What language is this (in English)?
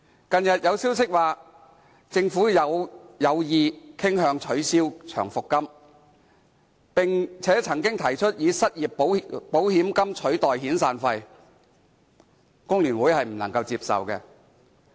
Cantonese